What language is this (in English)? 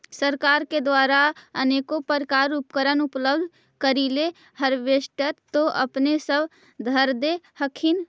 Magahi